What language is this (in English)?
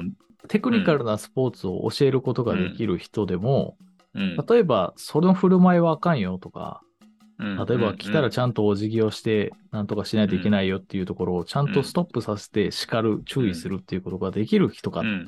Japanese